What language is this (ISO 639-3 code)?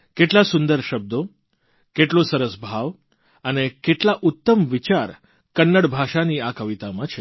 guj